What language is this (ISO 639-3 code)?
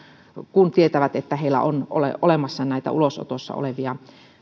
fin